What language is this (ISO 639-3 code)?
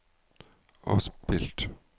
nor